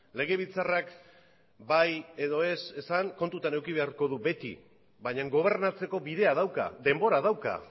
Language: Basque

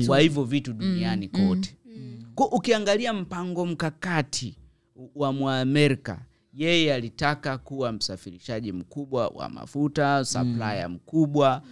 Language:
Swahili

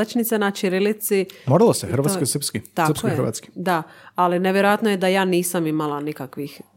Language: Croatian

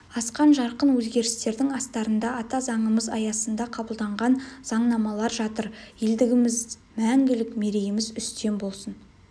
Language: Kazakh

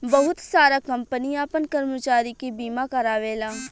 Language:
Bhojpuri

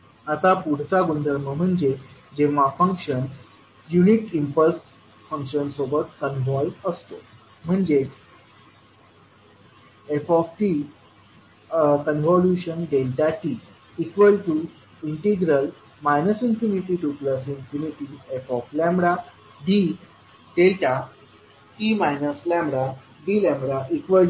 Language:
Marathi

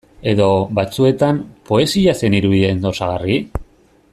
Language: Basque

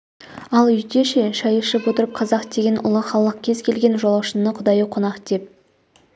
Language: Kazakh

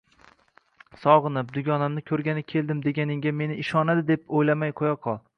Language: Uzbek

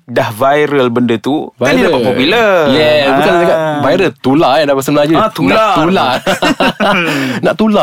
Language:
Malay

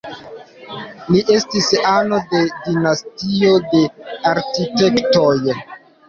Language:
Esperanto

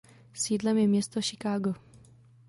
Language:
Czech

